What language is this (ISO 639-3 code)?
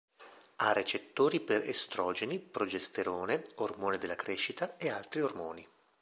ita